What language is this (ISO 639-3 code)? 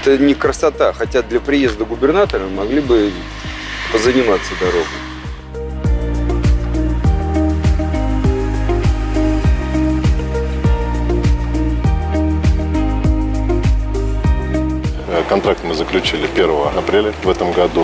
rus